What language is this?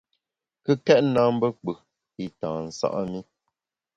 Bamun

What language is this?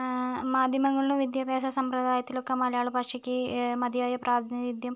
Malayalam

